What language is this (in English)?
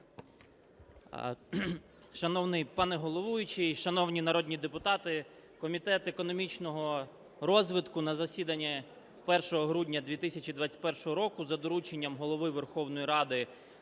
Ukrainian